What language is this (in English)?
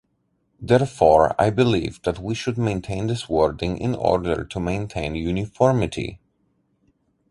English